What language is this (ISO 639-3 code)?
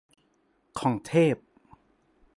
tha